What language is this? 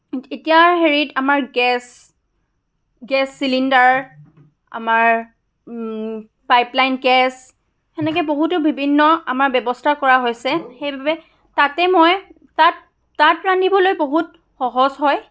Assamese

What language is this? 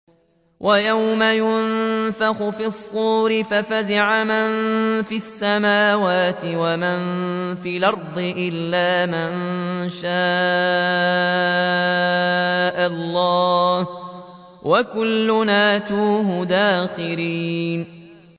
Arabic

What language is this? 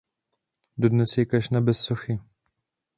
Czech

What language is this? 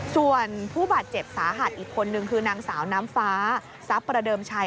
Thai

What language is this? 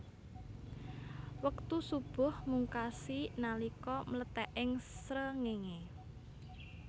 Javanese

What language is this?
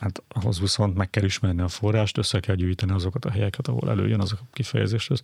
Hungarian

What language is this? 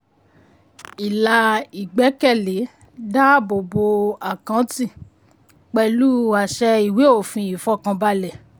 Yoruba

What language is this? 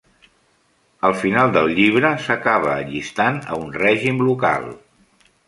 Catalan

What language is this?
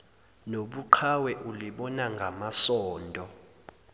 Zulu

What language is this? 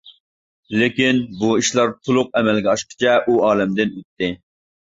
Uyghur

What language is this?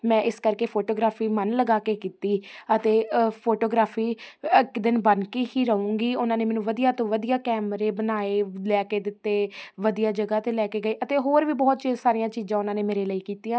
Punjabi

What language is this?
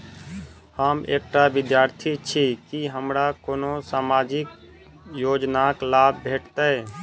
Maithili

